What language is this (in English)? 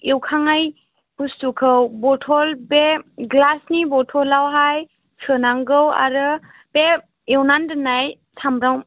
Bodo